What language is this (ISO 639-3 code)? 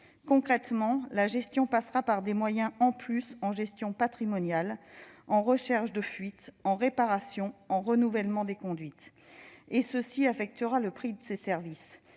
fra